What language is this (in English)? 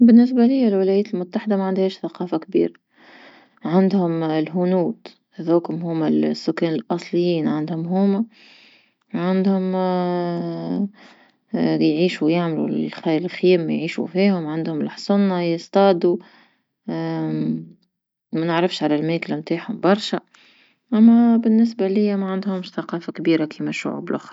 Tunisian Arabic